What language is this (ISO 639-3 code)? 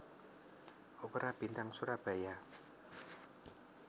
jav